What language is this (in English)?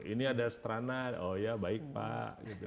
Indonesian